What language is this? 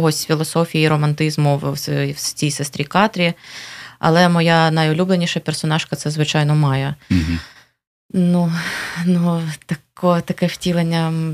Ukrainian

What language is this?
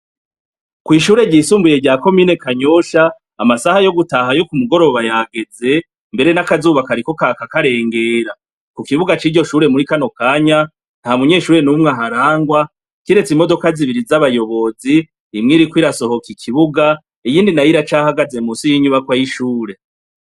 Rundi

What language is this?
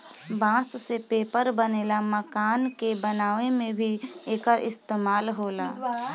Bhojpuri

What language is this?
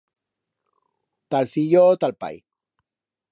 Aragonese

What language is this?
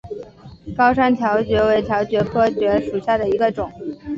Chinese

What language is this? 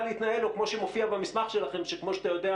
Hebrew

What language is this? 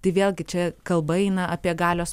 Lithuanian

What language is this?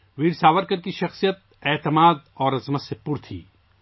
Urdu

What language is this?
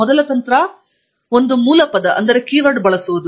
Kannada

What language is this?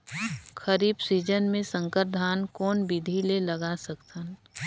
Chhattisgarhi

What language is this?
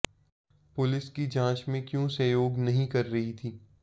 Hindi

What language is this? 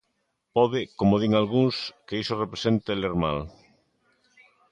Galician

